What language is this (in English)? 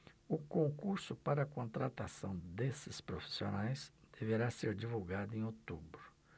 Portuguese